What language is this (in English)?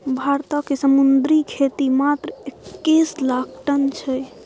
Maithili